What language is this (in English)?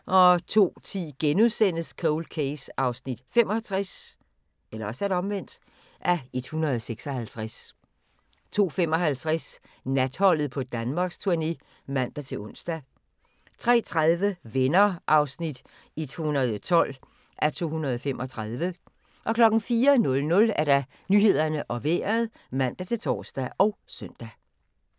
Danish